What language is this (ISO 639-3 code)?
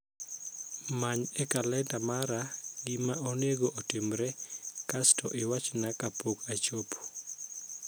luo